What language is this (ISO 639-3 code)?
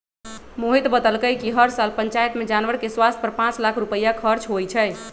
mag